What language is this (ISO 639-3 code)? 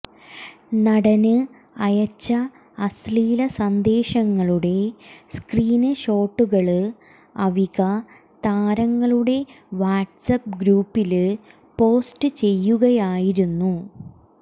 mal